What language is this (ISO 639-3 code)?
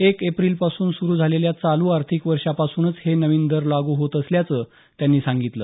mar